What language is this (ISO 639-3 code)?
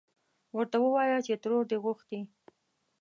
pus